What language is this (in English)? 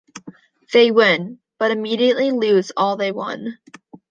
English